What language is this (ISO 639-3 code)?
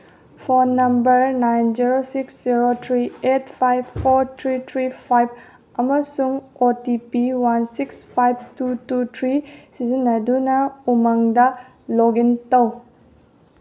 mni